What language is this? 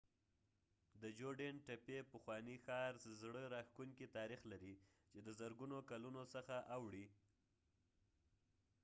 Pashto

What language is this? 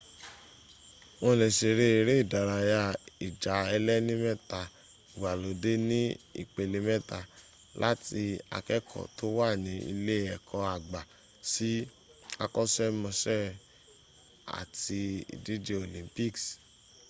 Yoruba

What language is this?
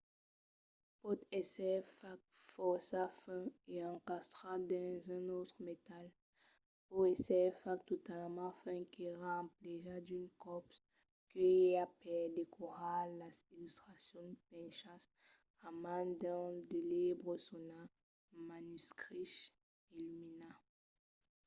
Occitan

